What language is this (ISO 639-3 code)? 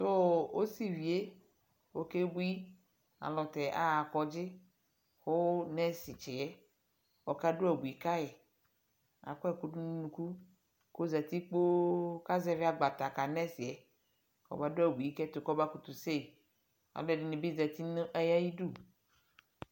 kpo